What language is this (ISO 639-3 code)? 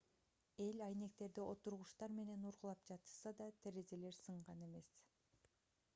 kir